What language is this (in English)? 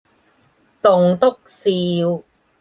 Cantonese